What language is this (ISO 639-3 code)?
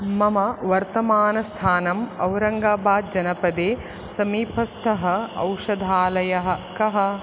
san